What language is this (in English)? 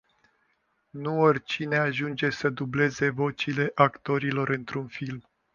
Romanian